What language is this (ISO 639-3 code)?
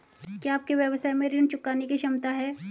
hin